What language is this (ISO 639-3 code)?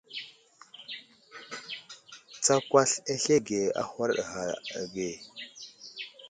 udl